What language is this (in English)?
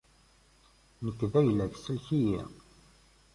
Kabyle